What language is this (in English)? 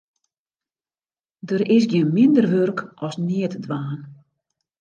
Western Frisian